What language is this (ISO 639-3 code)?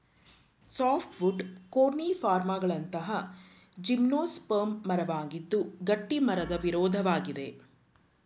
kan